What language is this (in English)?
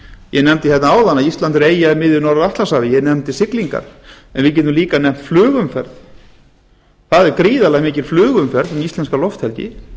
Icelandic